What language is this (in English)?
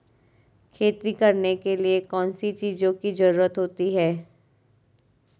Hindi